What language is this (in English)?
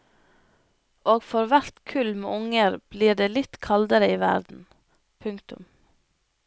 Norwegian